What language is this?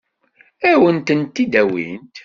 Kabyle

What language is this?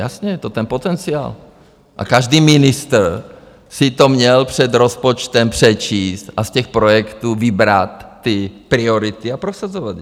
Czech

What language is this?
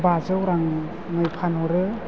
Bodo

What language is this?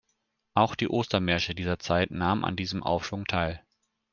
German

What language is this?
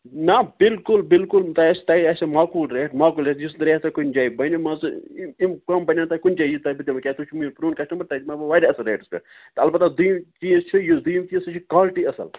Kashmiri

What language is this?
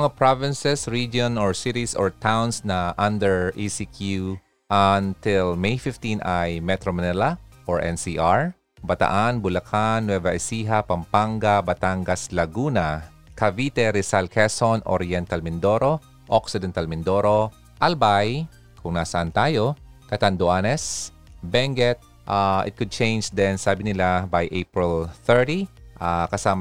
Filipino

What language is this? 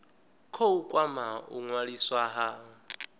Venda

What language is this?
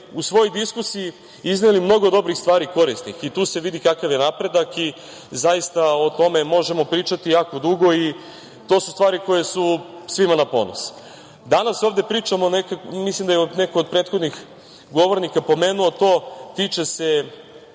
Serbian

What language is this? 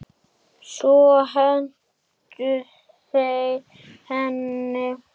Icelandic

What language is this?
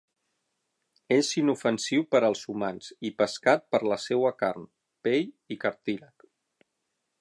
Catalan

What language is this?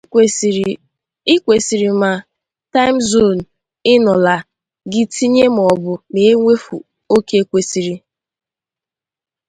Igbo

